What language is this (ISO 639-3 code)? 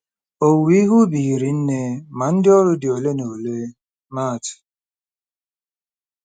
ibo